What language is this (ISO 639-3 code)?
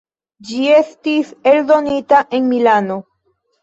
epo